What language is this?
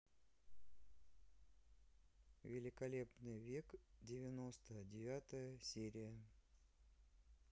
Russian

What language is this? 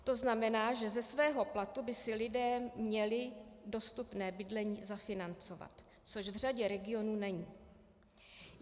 Czech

